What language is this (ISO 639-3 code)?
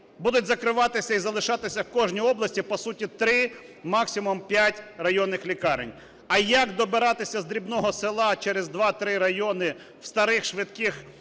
ukr